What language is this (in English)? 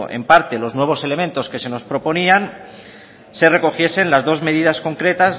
Spanish